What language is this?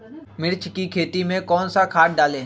Magahi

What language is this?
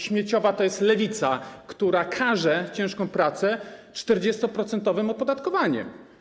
Polish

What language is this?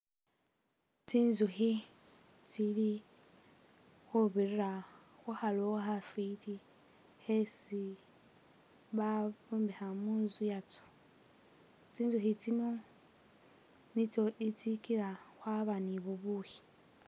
Masaaba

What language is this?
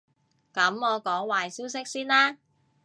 Cantonese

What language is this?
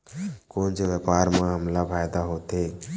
Chhattisgarhi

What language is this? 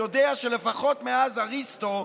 Hebrew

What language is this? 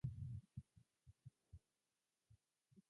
Japanese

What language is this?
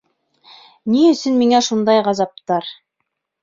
Bashkir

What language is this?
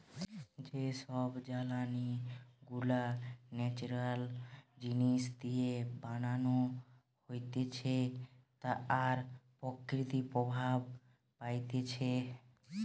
Bangla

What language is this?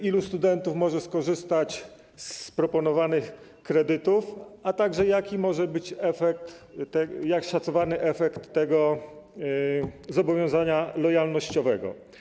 Polish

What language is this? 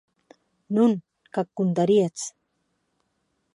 Occitan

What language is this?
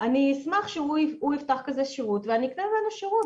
Hebrew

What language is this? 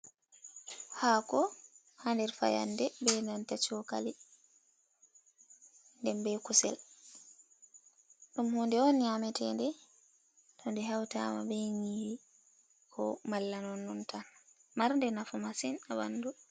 Fula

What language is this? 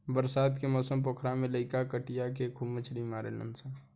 Bhojpuri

